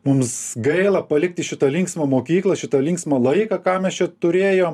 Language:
Lithuanian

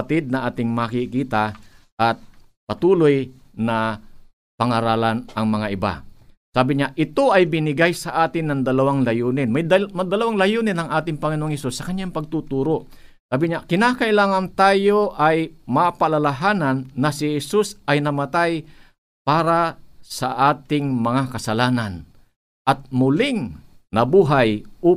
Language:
Filipino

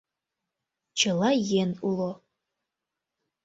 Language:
Mari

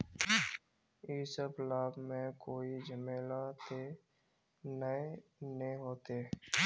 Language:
Magahi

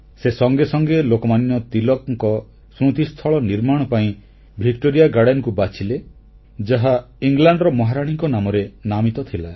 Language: Odia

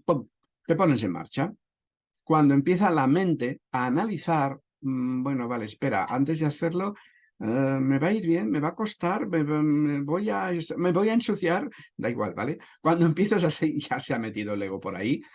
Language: Spanish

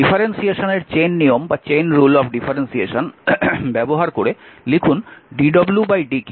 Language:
Bangla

